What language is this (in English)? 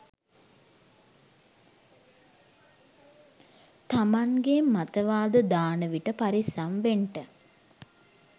Sinhala